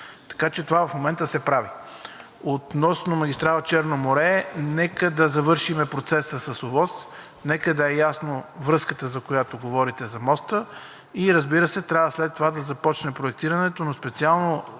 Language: Bulgarian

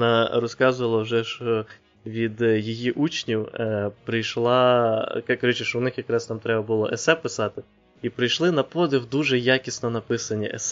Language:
Ukrainian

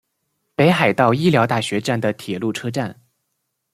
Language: Chinese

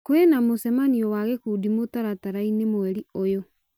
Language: Kikuyu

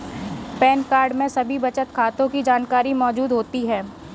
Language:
Hindi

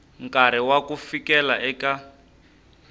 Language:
Tsonga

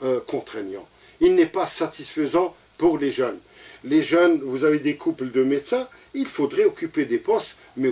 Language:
French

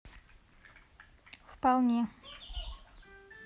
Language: Russian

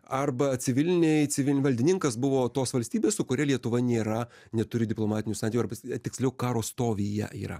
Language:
Lithuanian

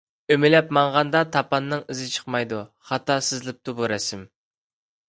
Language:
Uyghur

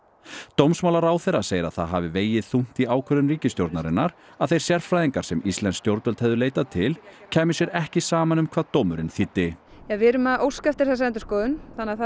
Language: Icelandic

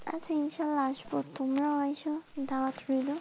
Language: Bangla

